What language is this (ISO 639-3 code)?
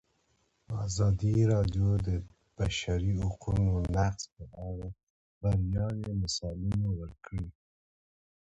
pus